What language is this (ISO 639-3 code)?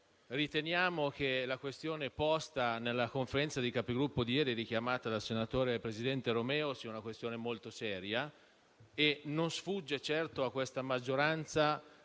ita